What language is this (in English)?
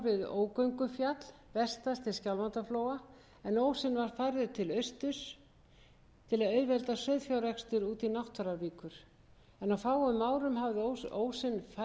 Icelandic